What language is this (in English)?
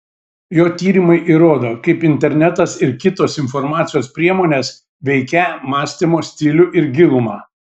Lithuanian